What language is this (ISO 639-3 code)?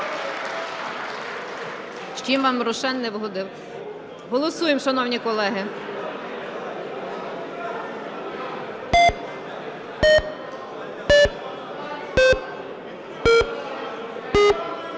ukr